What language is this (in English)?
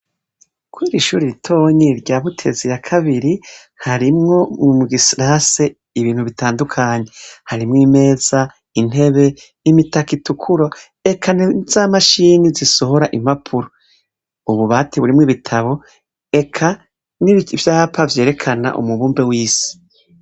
Rundi